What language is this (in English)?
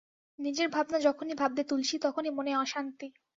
Bangla